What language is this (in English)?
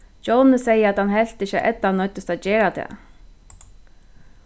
Faroese